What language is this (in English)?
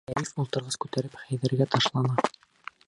Bashkir